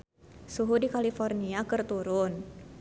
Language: Sundanese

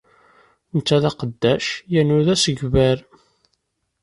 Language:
Kabyle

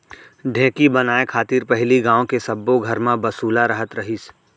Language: Chhattisgarhi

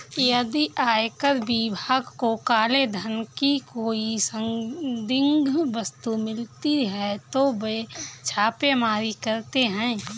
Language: Hindi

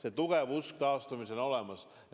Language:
Estonian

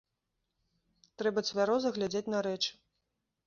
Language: Belarusian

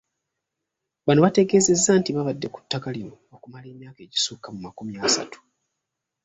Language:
Ganda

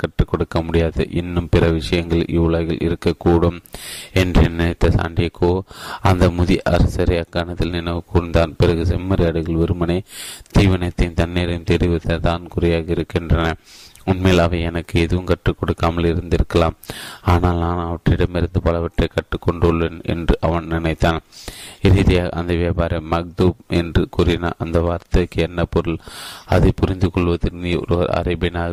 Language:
Tamil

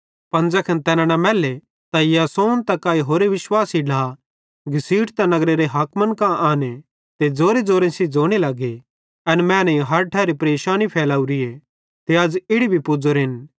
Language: Bhadrawahi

